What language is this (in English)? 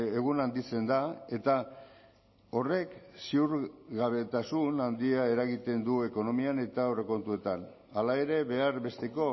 Basque